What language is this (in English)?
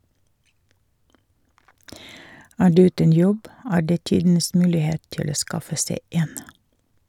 Norwegian